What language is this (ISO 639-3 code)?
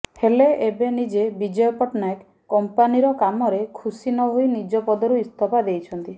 ori